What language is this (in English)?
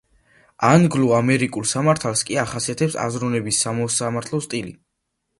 Georgian